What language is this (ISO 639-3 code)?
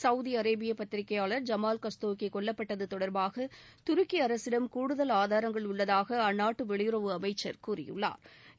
tam